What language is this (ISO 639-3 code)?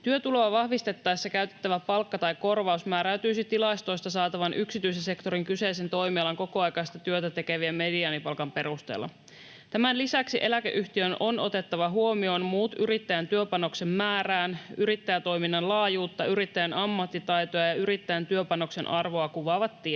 fin